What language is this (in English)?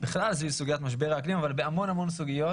Hebrew